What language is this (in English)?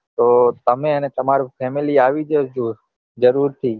Gujarati